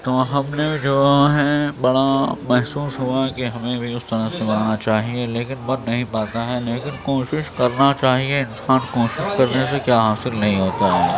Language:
Urdu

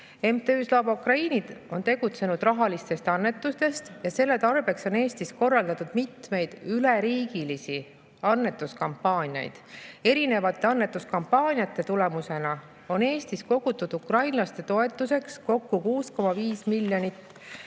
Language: Estonian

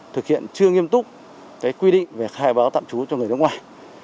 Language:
Vietnamese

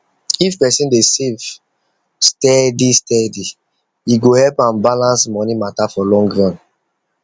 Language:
Nigerian Pidgin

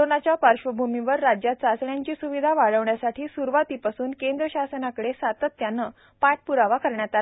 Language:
Marathi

